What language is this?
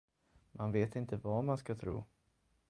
Swedish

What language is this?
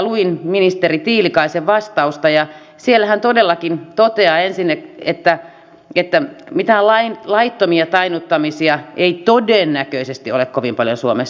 Finnish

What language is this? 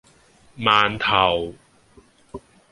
Cantonese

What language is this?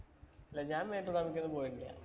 Malayalam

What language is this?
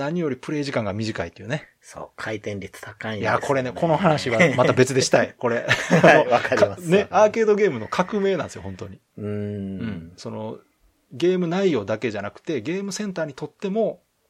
Japanese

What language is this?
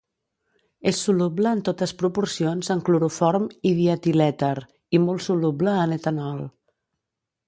Catalan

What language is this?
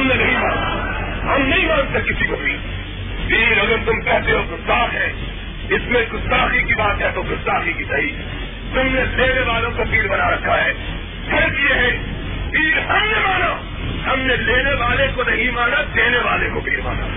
Urdu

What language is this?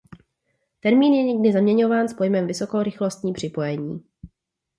Czech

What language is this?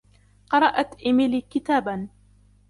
Arabic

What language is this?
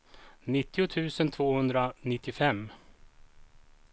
Swedish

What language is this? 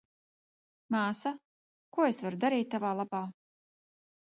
Latvian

